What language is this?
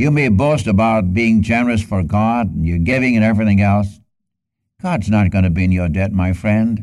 English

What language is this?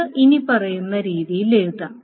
Malayalam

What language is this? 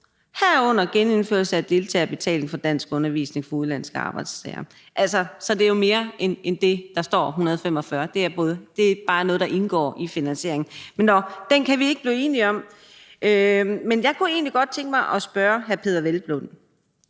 Danish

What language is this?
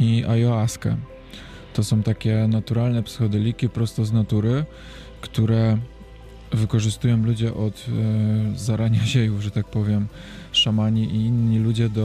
Polish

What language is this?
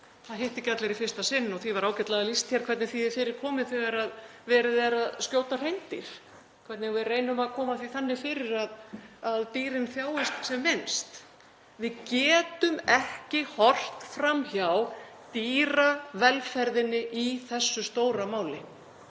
Icelandic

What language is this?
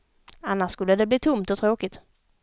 Swedish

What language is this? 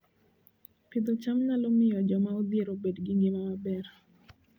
Luo (Kenya and Tanzania)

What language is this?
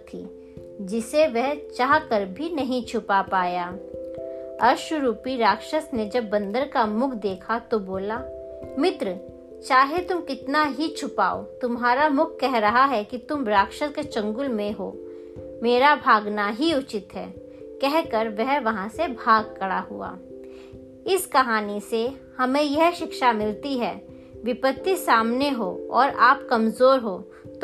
Hindi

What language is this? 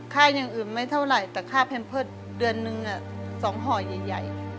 Thai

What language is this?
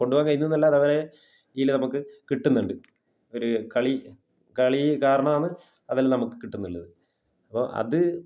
Malayalam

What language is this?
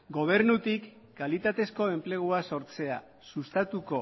Basque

